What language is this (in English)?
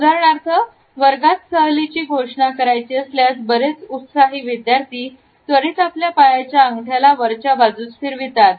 Marathi